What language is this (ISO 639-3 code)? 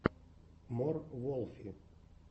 rus